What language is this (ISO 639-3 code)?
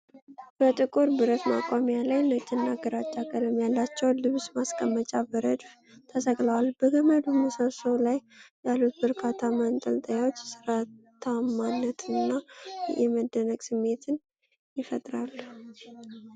amh